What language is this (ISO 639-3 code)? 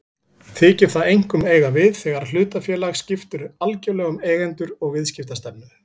isl